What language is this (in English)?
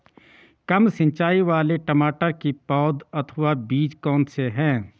Hindi